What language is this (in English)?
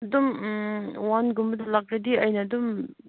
Manipuri